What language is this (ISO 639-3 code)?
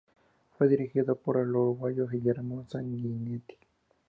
spa